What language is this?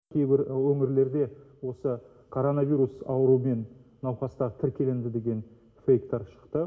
Kazakh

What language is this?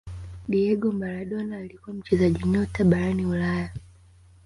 Swahili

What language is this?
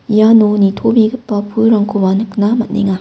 Garo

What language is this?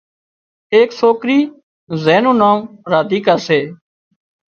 Wadiyara Koli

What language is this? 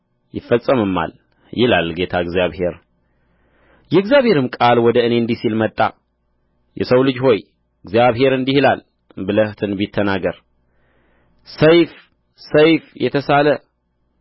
Amharic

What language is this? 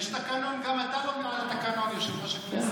Hebrew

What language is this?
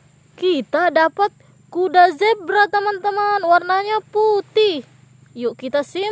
Indonesian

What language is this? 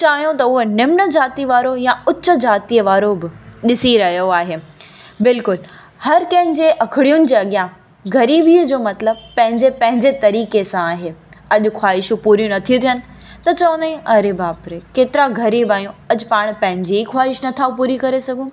Sindhi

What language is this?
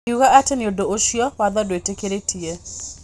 Kikuyu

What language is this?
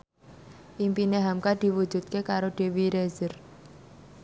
Javanese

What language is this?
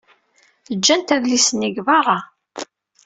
Kabyle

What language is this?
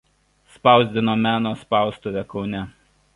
Lithuanian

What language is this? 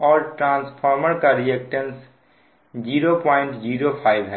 Hindi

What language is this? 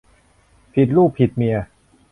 Thai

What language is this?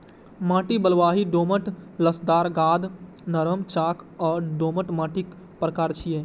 Maithili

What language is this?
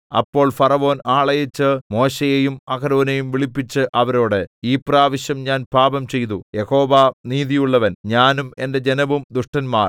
Malayalam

